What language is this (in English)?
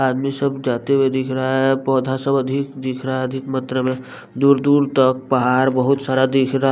Hindi